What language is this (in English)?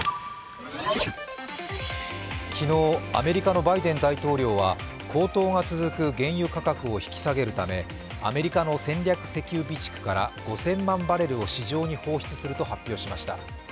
Japanese